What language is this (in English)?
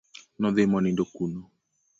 Luo (Kenya and Tanzania)